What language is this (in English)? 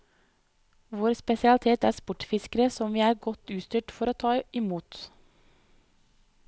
Norwegian